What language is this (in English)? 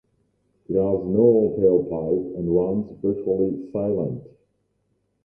English